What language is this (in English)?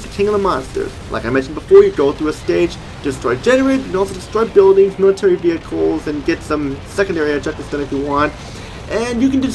English